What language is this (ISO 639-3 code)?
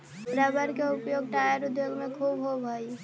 mag